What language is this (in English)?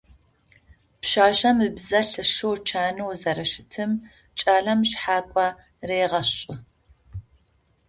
Adyghe